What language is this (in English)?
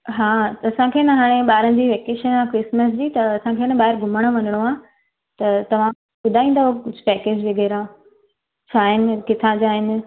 Sindhi